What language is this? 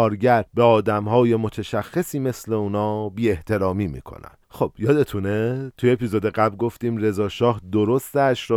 Persian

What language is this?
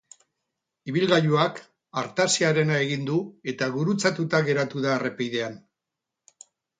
Basque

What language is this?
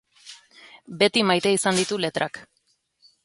Basque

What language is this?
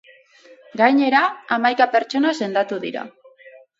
Basque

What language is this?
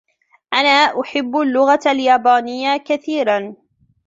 Arabic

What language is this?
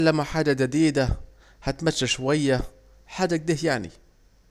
Saidi Arabic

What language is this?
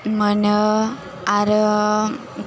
Bodo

